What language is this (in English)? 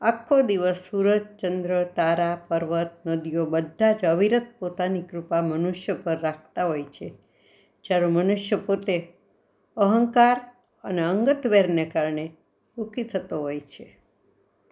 Gujarati